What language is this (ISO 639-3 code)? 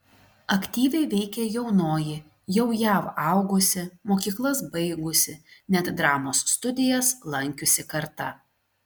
lit